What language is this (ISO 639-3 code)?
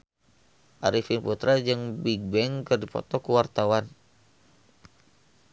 sun